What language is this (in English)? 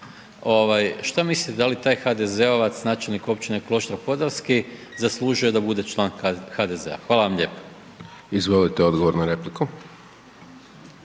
Croatian